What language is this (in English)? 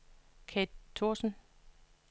Danish